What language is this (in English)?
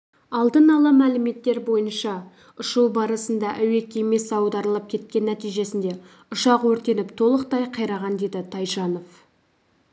Kazakh